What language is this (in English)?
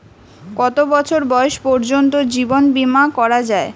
Bangla